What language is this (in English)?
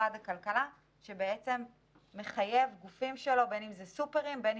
Hebrew